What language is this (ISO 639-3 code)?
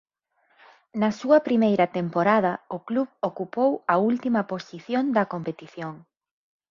glg